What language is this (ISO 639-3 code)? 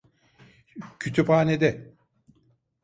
tur